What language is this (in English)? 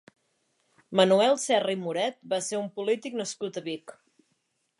Catalan